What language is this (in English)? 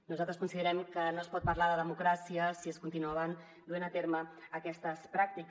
Catalan